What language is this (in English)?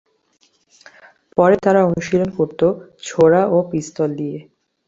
Bangla